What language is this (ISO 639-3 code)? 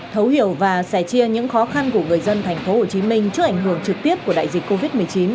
vie